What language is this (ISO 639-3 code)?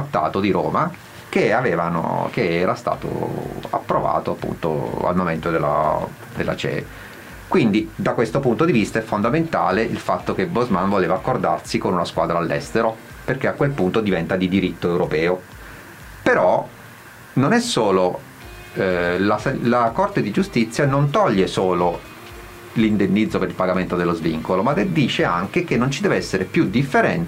ita